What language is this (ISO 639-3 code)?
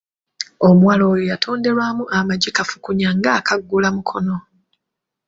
lug